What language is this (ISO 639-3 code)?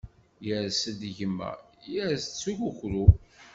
kab